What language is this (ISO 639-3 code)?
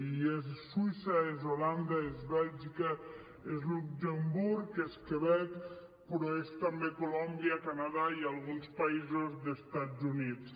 cat